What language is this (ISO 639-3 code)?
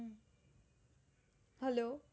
guj